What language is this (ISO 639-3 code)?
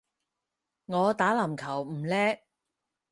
yue